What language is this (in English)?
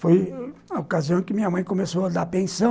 Portuguese